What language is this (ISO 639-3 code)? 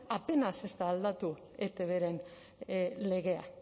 eus